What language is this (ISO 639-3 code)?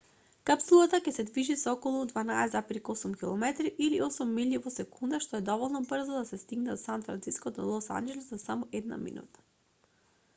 mkd